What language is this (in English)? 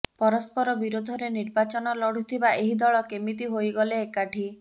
Odia